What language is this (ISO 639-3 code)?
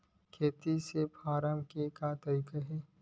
hne